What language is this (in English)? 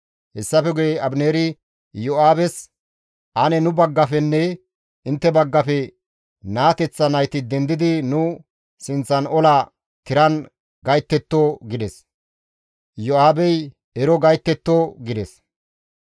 Gamo